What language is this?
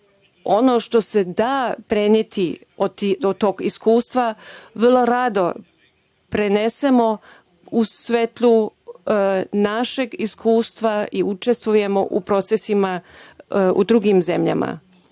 Serbian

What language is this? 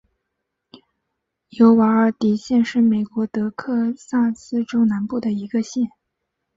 Chinese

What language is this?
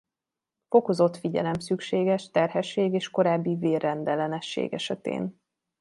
Hungarian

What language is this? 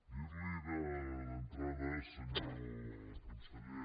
Catalan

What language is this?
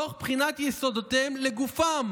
Hebrew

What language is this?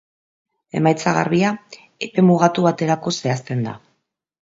Basque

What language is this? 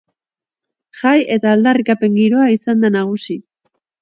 Basque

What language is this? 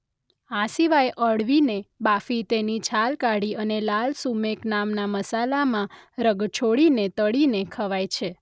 Gujarati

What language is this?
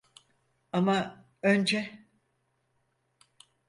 Turkish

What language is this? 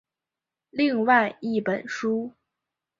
Chinese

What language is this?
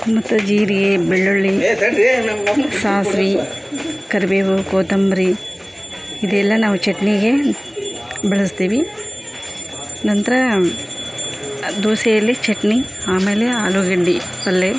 Kannada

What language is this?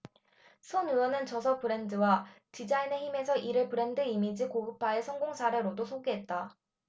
Korean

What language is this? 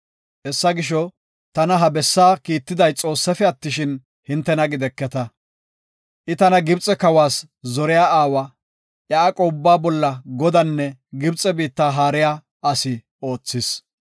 Gofa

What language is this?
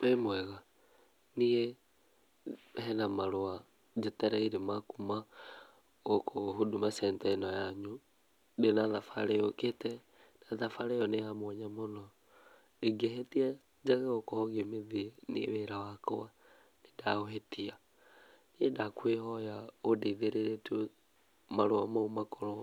Kikuyu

